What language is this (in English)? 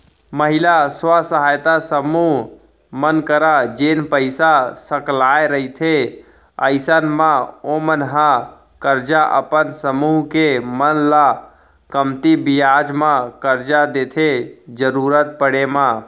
Chhattisgarhi